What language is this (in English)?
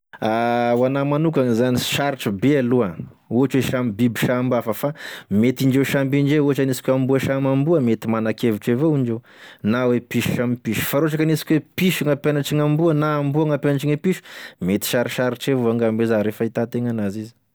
Tesaka Malagasy